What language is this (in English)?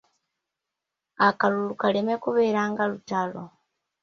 Ganda